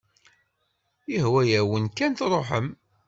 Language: Kabyle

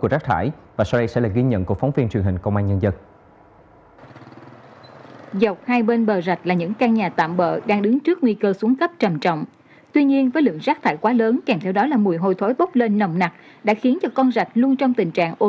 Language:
Vietnamese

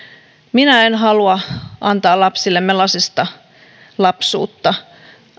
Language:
Finnish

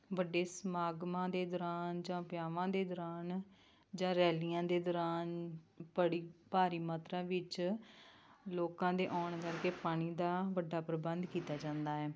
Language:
Punjabi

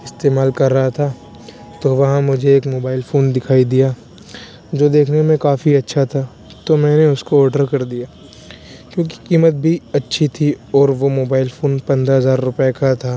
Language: Urdu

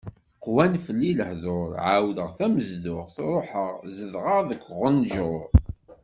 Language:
Kabyle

